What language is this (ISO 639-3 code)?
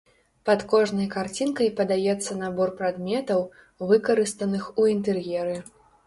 bel